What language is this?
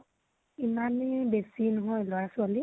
Assamese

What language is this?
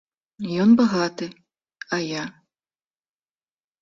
Belarusian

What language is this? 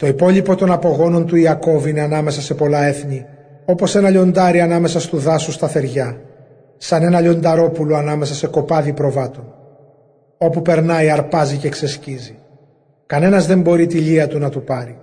Greek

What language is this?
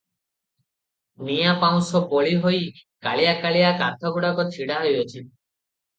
Odia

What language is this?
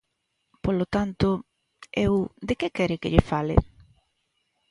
Galician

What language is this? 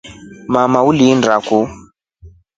Rombo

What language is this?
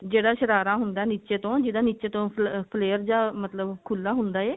Punjabi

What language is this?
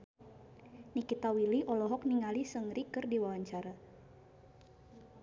Sundanese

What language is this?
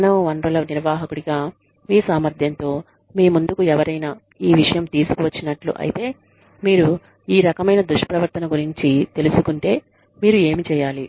Telugu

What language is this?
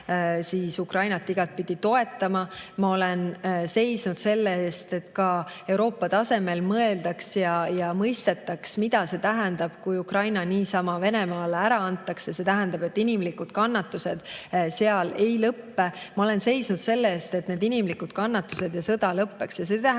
Estonian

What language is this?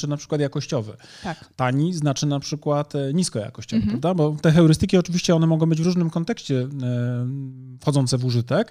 Polish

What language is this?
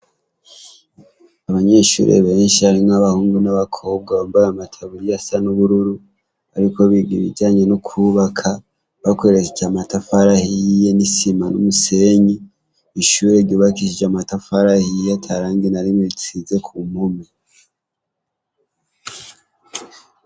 Rundi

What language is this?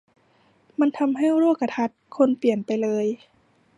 Thai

